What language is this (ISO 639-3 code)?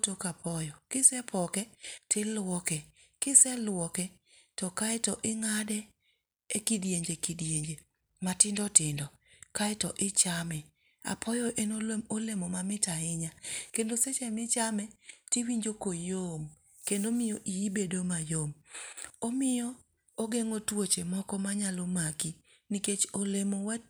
luo